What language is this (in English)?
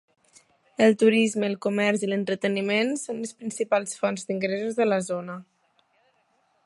Catalan